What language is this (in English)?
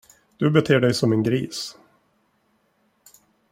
Swedish